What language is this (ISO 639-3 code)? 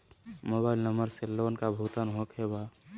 mag